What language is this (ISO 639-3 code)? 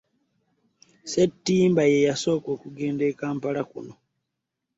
lug